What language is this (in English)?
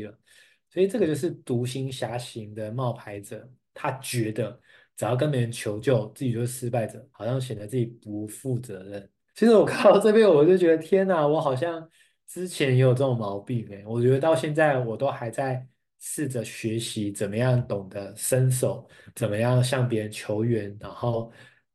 Chinese